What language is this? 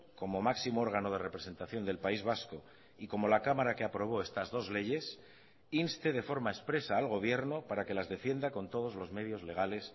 Spanish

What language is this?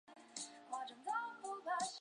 Chinese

